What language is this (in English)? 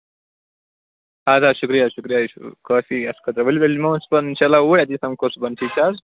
Kashmiri